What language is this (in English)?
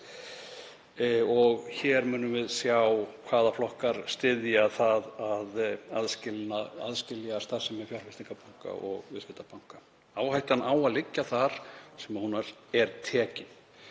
Icelandic